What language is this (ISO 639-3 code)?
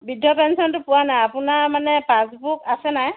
asm